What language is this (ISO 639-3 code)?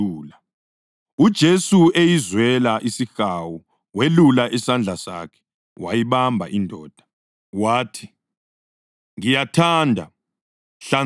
nde